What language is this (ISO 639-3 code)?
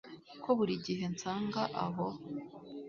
kin